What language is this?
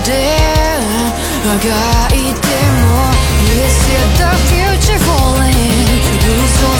Italian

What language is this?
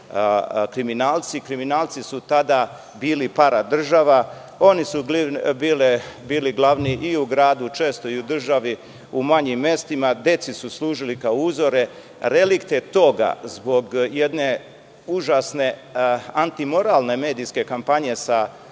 Serbian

